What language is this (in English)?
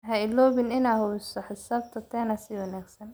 Somali